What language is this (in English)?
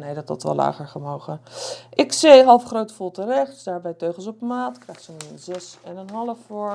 Dutch